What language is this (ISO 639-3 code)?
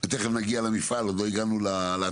heb